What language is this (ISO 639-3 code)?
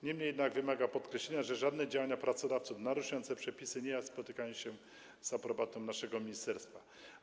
pol